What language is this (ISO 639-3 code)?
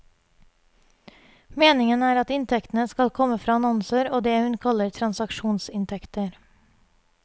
nor